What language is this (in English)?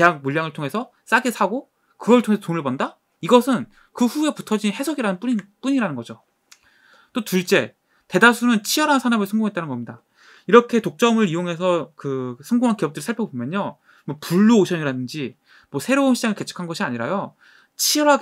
Korean